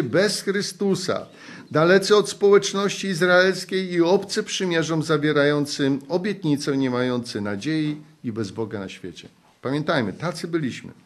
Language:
Polish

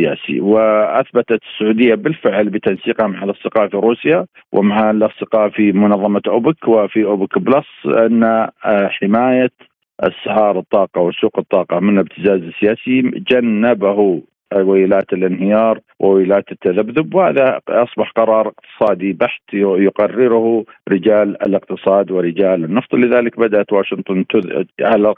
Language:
Arabic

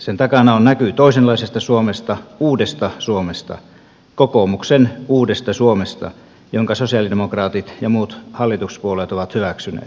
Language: Finnish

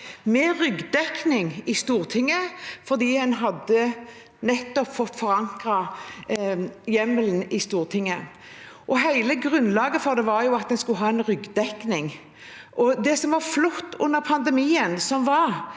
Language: Norwegian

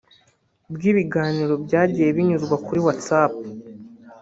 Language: Kinyarwanda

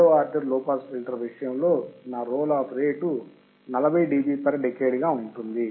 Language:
Telugu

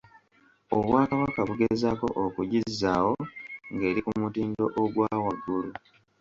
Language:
Ganda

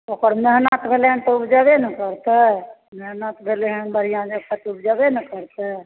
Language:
Maithili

